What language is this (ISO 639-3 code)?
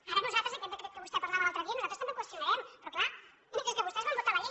cat